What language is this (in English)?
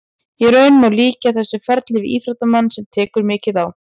Icelandic